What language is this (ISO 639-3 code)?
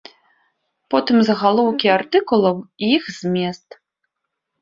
bel